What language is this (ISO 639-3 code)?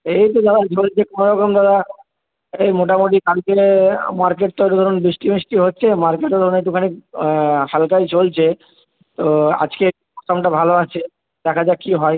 ben